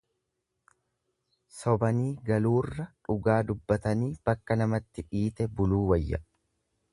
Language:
Oromo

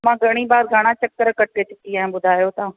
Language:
Sindhi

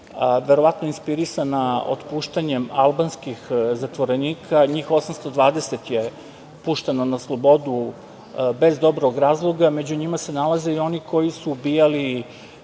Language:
Serbian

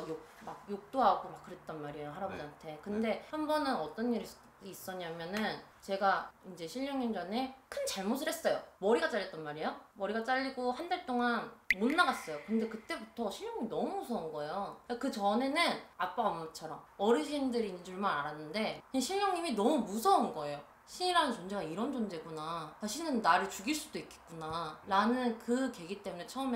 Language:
Korean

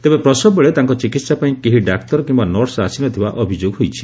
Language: Odia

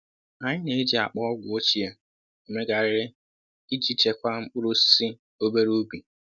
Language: Igbo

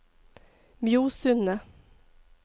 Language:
Norwegian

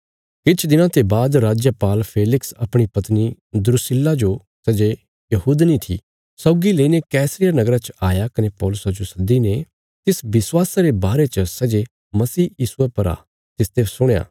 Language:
Bilaspuri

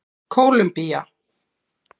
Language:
Icelandic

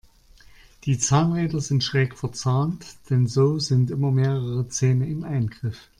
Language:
German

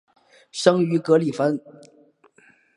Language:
Chinese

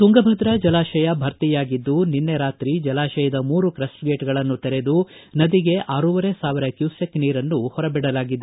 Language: Kannada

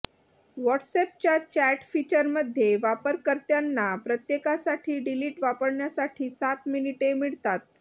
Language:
Marathi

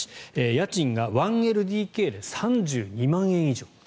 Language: Japanese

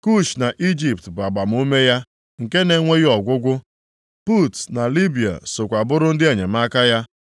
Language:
Igbo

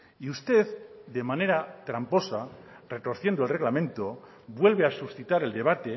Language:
Spanish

